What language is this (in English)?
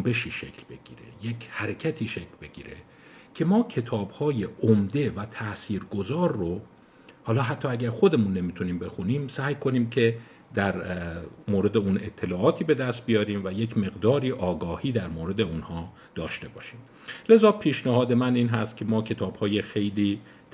Persian